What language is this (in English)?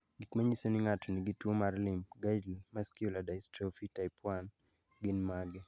Luo (Kenya and Tanzania)